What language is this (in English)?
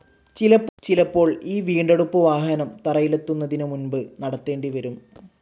Malayalam